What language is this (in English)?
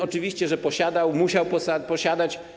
Polish